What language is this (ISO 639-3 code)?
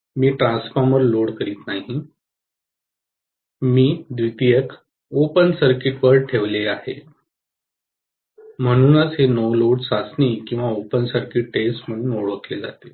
mar